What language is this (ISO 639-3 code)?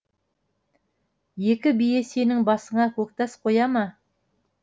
kaz